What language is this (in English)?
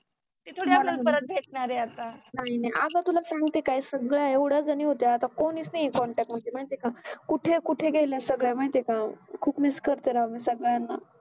Marathi